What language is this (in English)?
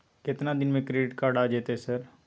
Maithili